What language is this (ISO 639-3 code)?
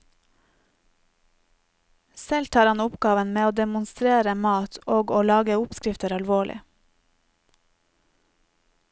nor